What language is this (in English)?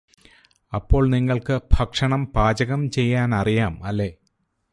Malayalam